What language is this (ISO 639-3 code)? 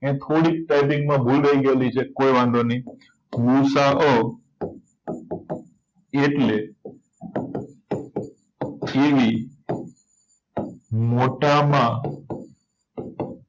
guj